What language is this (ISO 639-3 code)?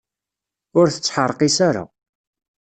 kab